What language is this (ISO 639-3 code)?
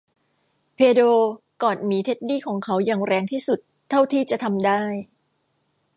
tha